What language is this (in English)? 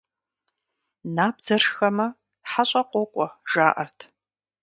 Kabardian